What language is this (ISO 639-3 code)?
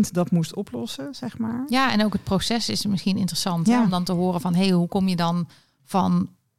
nld